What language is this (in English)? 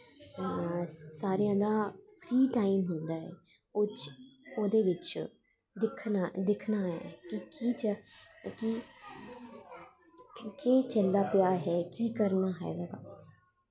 Dogri